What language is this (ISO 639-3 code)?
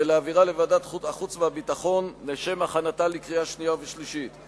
heb